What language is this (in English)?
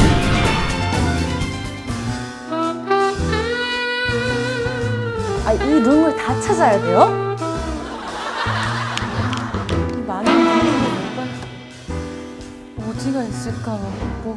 Korean